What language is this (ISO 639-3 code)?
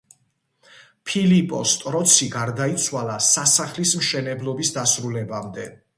kat